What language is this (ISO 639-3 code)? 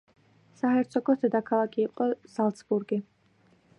kat